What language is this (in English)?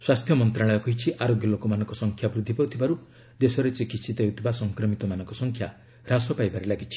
Odia